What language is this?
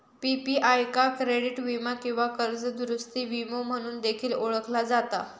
Marathi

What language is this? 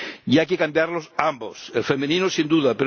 Spanish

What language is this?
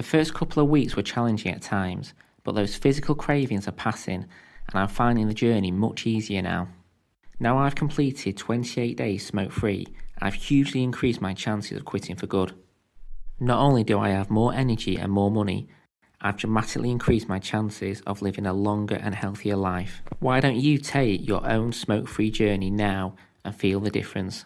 English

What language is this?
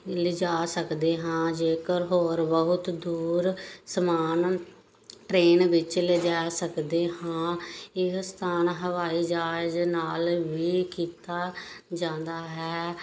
Punjabi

